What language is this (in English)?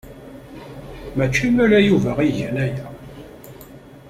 Kabyle